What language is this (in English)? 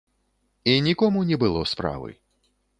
Belarusian